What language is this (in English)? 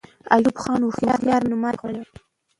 Pashto